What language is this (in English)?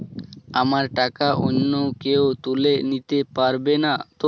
Bangla